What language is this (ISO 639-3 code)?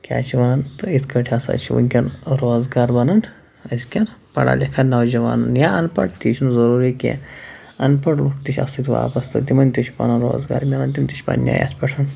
kas